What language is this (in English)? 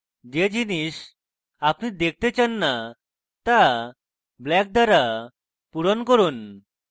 Bangla